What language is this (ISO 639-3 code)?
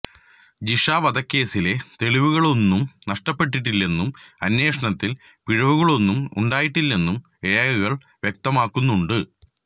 mal